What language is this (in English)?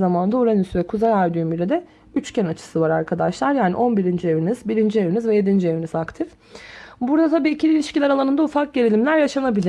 Turkish